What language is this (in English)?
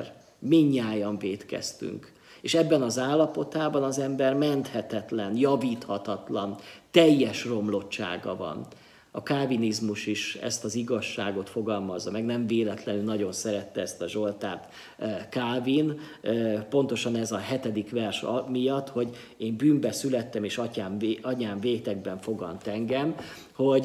Hungarian